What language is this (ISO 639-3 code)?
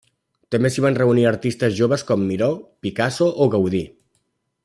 cat